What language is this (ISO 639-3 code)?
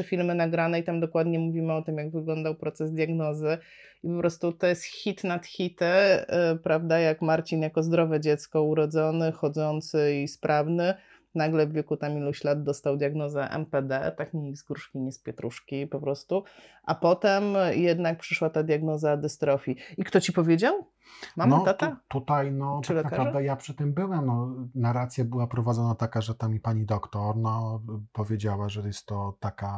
pol